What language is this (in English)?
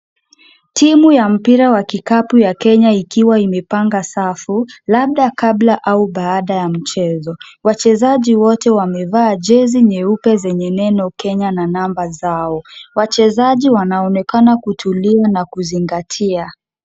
Swahili